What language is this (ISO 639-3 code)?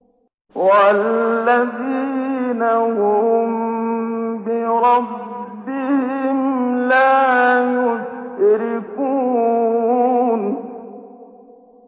ara